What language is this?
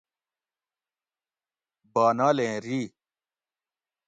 Gawri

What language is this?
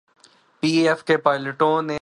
Urdu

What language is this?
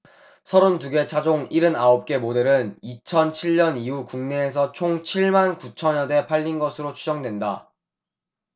Korean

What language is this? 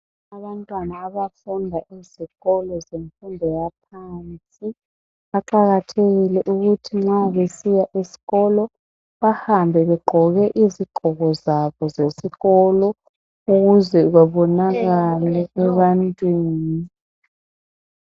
North Ndebele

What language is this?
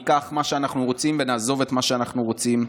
Hebrew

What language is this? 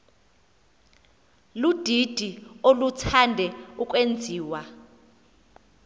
Xhosa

